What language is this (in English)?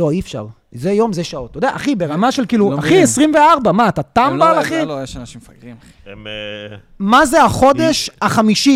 Hebrew